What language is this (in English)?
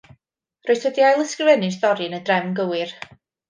Welsh